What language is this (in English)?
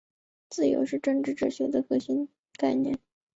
Chinese